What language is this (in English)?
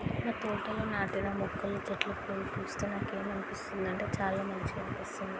Telugu